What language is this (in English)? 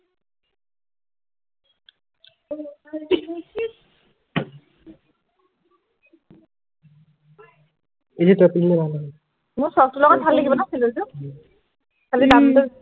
Assamese